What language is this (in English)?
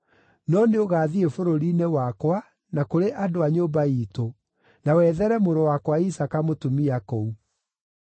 Kikuyu